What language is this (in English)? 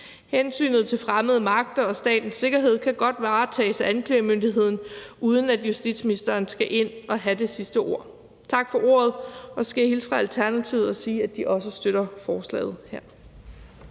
Danish